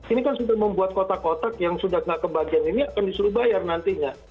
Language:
Indonesian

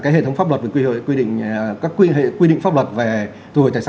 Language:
Vietnamese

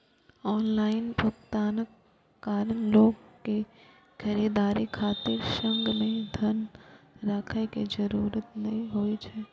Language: Maithili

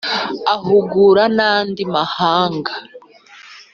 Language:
Kinyarwanda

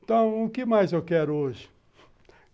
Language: Portuguese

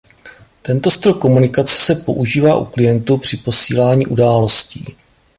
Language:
Czech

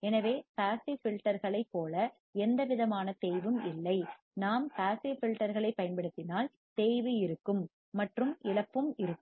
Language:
Tamil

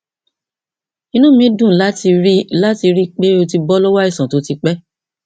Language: Yoruba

